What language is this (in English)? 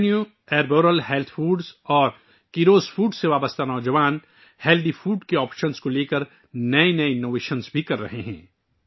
Urdu